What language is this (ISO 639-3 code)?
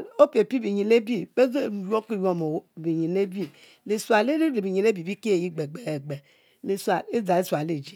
mfo